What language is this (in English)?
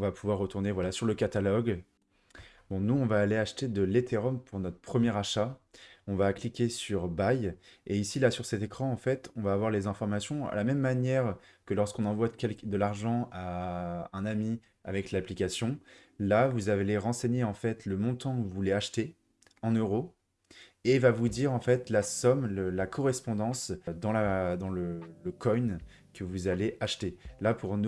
French